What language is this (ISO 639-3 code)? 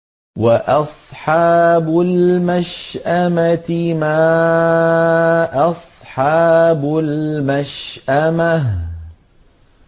ara